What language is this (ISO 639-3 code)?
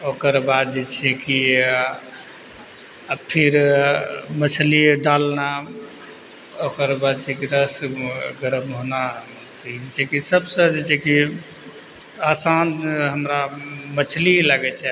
mai